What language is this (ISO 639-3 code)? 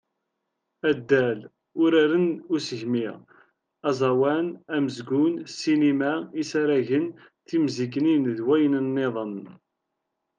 kab